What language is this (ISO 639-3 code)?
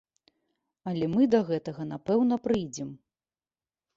bel